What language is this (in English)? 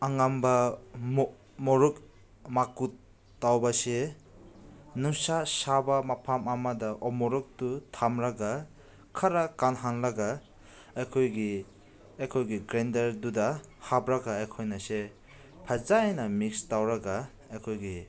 Manipuri